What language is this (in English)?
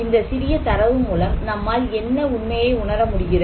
Tamil